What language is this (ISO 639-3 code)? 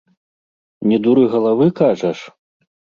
bel